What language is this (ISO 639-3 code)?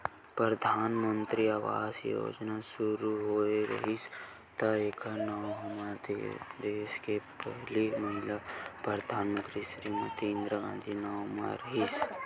hne